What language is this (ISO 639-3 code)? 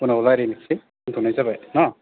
brx